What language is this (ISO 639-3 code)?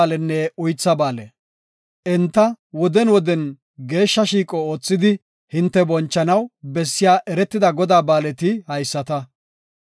gof